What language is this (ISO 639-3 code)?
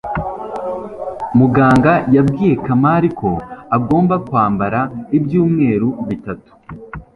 kin